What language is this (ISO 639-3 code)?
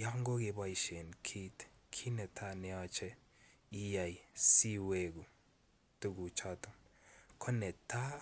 kln